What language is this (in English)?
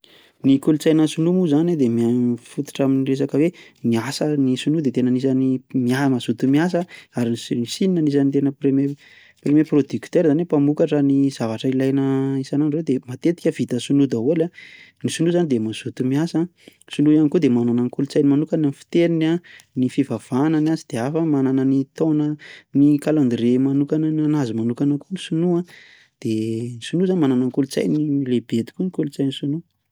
Malagasy